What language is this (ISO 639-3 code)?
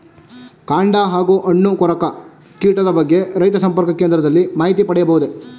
kan